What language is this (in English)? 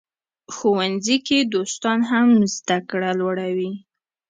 Pashto